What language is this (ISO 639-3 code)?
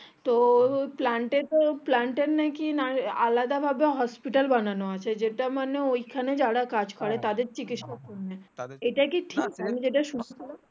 ben